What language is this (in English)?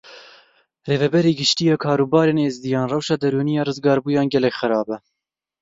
Kurdish